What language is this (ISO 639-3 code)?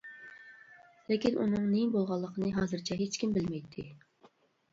uig